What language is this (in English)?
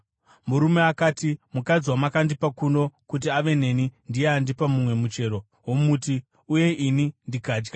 Shona